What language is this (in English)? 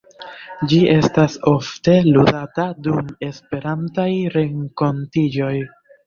Esperanto